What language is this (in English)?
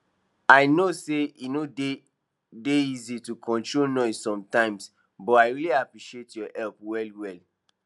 Nigerian Pidgin